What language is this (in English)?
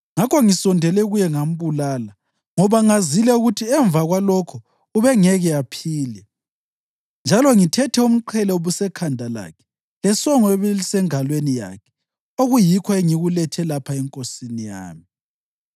North Ndebele